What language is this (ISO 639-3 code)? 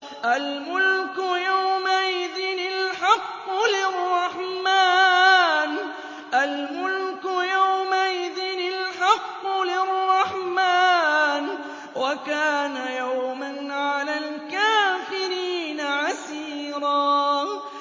ara